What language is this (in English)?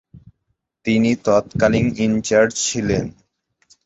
Bangla